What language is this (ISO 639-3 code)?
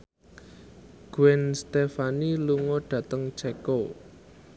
jav